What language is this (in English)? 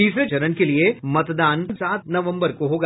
Hindi